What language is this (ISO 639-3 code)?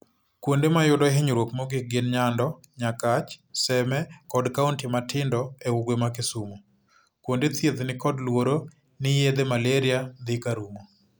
luo